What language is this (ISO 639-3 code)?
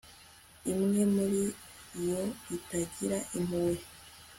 kin